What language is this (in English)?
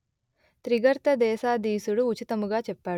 Telugu